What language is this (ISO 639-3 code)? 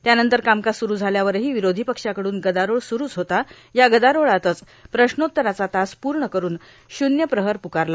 mar